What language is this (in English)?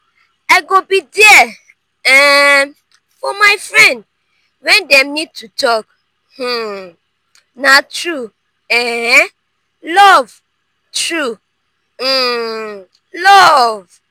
Nigerian Pidgin